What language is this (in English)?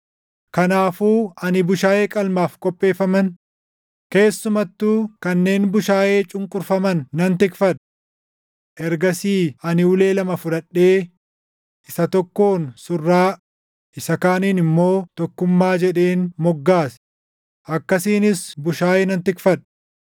Oromo